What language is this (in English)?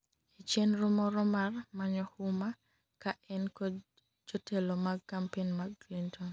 Luo (Kenya and Tanzania)